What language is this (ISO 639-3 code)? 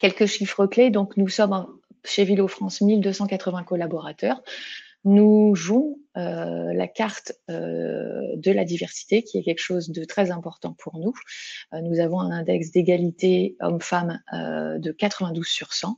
fra